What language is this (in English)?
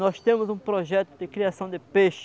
Portuguese